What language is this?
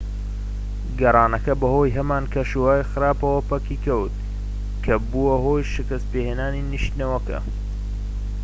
Central Kurdish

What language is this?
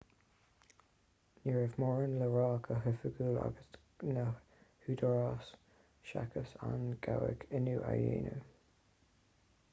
Irish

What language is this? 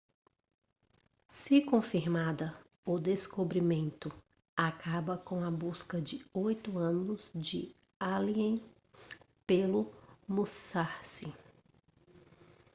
Portuguese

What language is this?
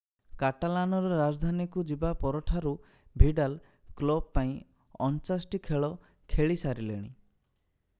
Odia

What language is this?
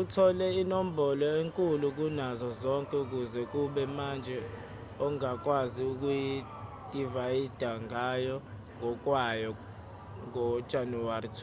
Zulu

